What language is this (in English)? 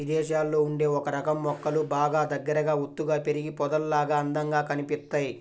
Telugu